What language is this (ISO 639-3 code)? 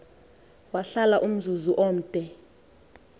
xho